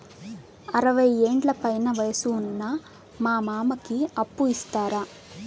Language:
Telugu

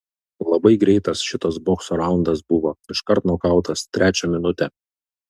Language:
Lithuanian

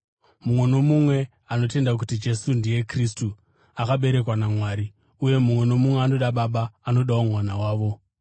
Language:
Shona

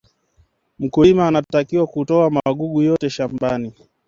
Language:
Swahili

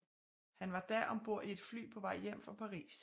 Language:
Danish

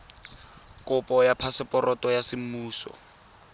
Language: Tswana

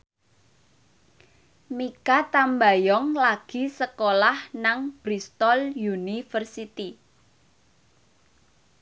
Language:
Javanese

